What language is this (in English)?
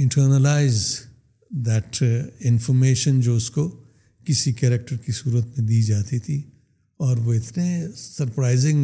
Urdu